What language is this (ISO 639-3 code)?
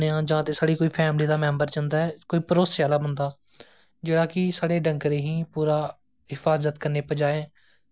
doi